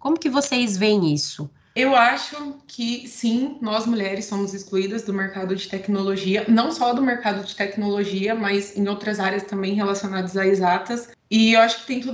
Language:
Portuguese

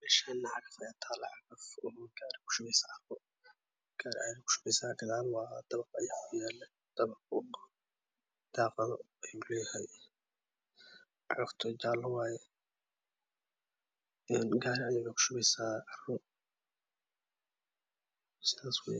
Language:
Somali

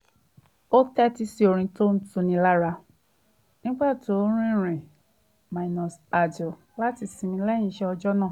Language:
Yoruba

